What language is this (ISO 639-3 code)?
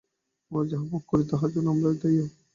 ben